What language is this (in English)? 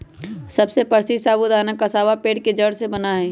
Magahi